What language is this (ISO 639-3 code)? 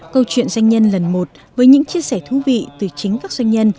vie